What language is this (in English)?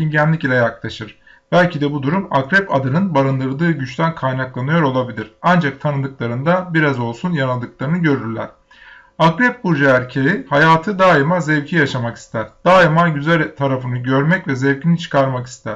Turkish